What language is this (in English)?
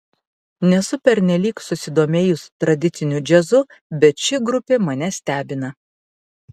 Lithuanian